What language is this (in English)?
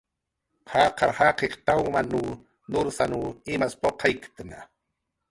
Jaqaru